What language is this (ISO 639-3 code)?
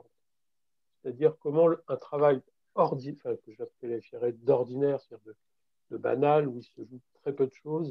fra